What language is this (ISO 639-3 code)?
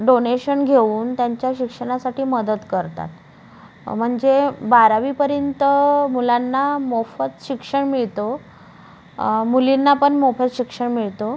mar